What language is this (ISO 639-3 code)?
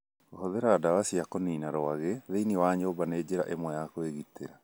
kik